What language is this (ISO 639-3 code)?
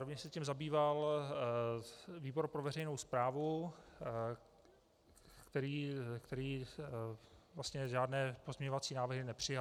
ces